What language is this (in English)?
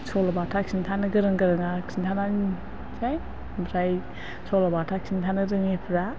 Bodo